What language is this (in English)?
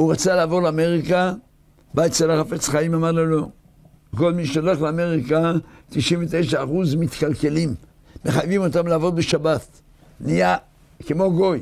Hebrew